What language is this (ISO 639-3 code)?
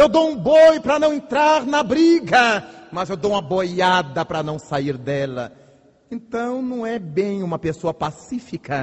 por